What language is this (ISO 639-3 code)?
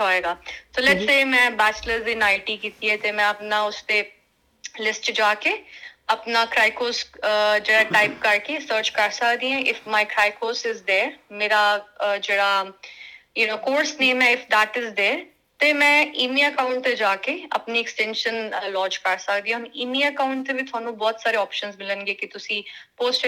pan